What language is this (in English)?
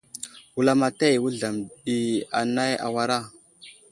Wuzlam